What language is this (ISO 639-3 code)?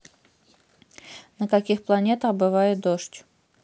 rus